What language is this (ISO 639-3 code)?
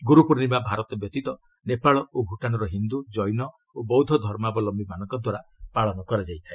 ori